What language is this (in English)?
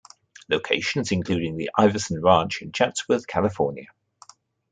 English